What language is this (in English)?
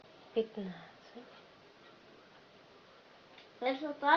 Russian